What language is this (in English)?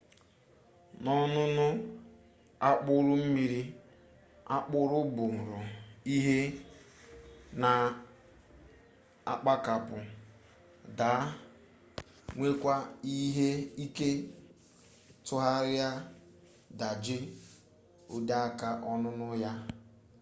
Igbo